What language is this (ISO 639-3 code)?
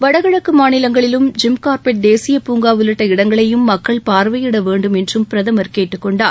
tam